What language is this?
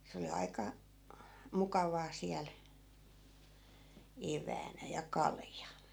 Finnish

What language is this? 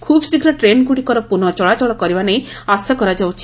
Odia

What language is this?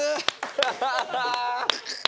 Japanese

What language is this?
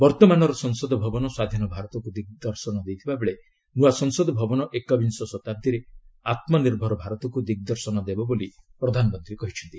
Odia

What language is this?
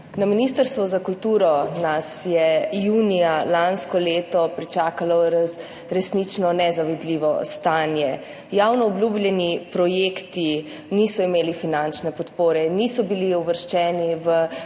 Slovenian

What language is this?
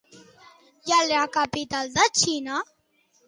Catalan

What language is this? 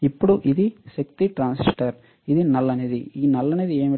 Telugu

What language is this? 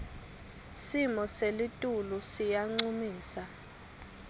Swati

